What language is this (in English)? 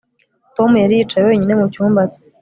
Kinyarwanda